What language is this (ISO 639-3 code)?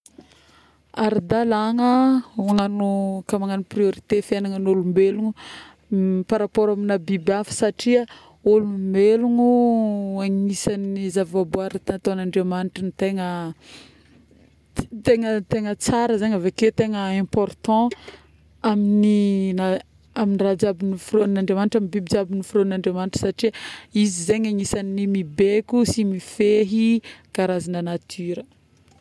bmm